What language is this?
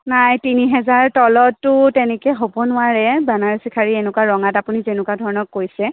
Assamese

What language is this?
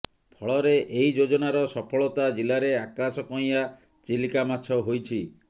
Odia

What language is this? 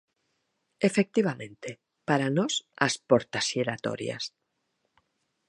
Galician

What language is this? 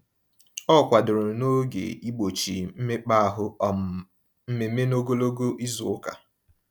Igbo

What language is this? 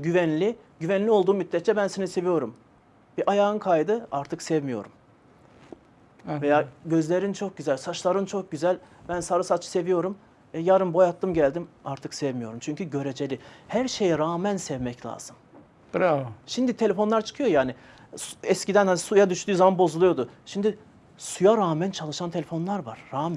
Turkish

